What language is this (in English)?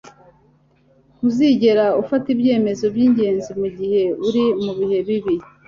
Kinyarwanda